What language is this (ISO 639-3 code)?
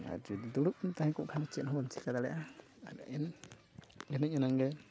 sat